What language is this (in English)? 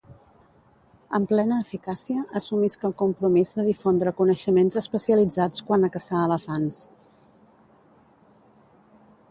Catalan